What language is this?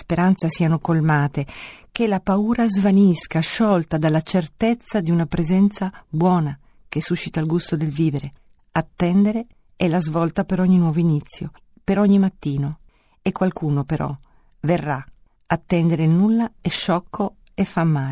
Italian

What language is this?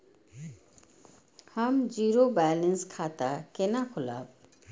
Maithili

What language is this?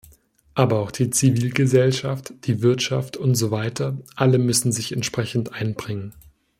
German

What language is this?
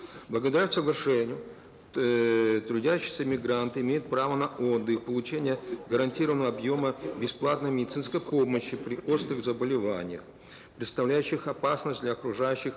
Kazakh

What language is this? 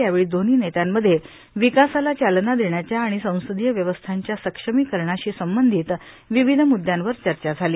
Marathi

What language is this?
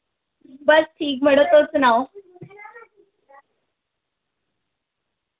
Dogri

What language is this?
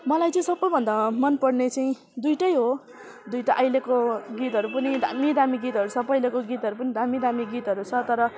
Nepali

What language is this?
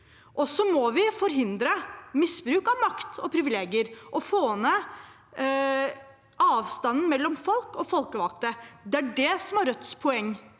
Norwegian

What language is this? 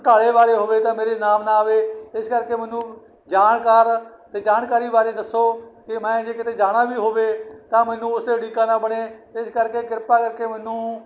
Punjabi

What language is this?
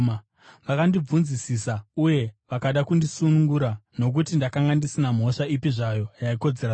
Shona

